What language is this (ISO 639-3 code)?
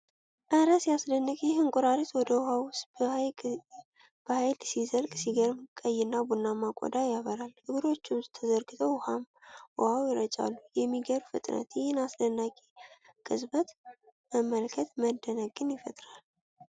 amh